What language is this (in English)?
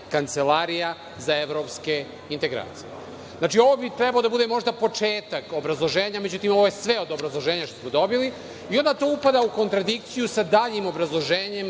Serbian